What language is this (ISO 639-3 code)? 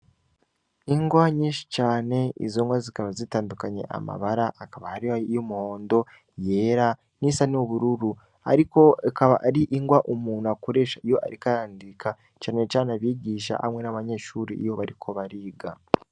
run